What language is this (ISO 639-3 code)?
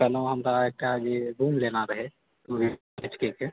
mai